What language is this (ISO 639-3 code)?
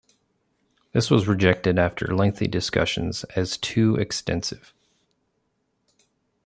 eng